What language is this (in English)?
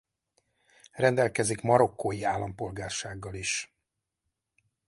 Hungarian